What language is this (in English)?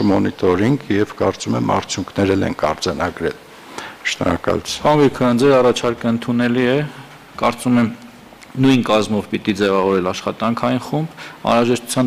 Turkish